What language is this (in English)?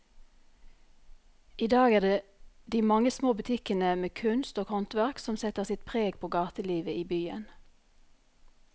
Norwegian